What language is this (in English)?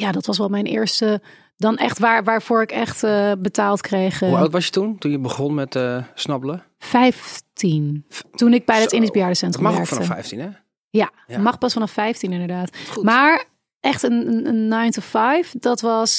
Dutch